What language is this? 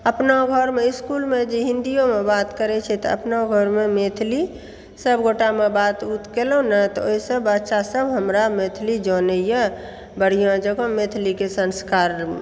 Maithili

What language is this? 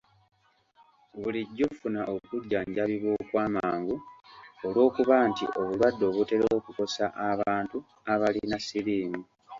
Ganda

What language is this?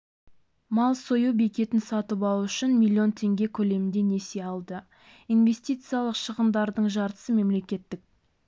Kazakh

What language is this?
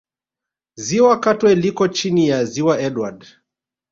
Swahili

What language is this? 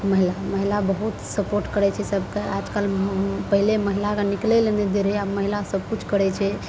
Maithili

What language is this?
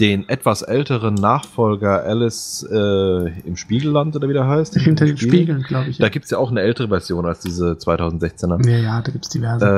German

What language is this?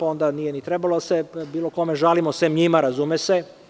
Serbian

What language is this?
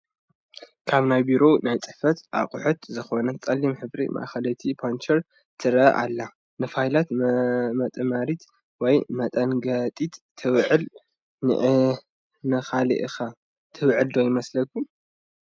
Tigrinya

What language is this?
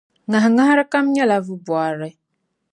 Dagbani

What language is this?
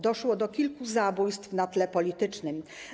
Polish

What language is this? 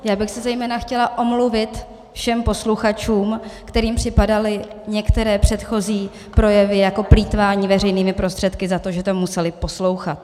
Czech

